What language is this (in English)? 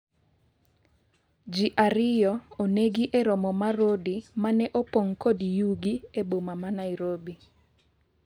Luo (Kenya and Tanzania)